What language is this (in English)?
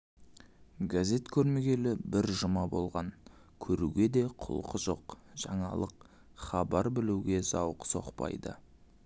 Kazakh